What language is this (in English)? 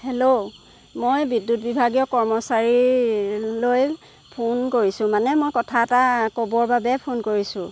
Assamese